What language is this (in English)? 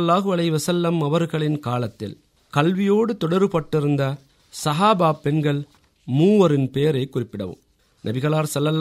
Tamil